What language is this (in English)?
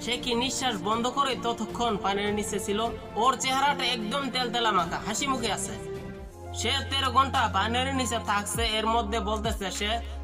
Turkish